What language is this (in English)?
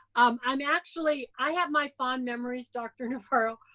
English